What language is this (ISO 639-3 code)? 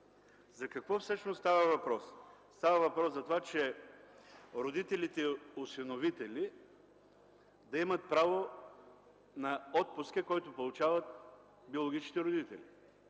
bul